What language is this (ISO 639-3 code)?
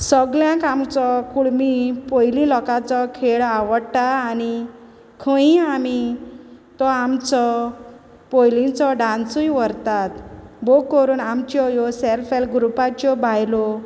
kok